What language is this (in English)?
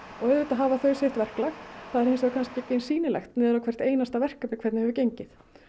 Icelandic